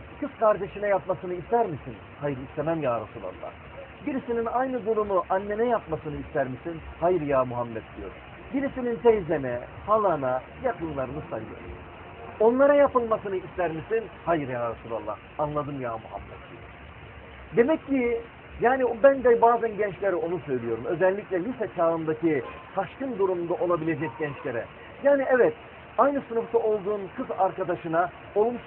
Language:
Turkish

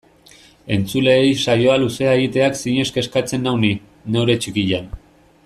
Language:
Basque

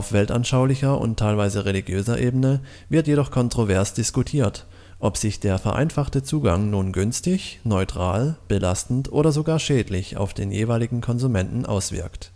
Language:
German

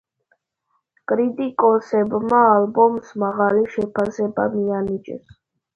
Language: Georgian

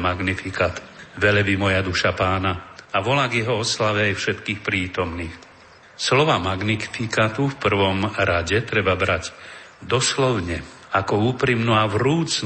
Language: Slovak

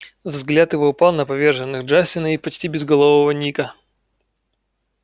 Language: Russian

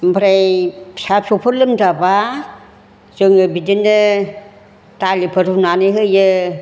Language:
Bodo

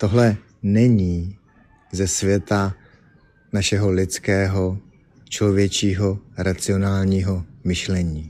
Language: Czech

